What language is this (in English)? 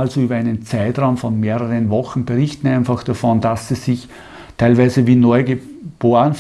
German